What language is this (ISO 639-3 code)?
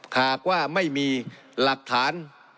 tha